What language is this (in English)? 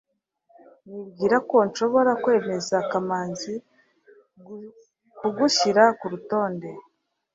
Kinyarwanda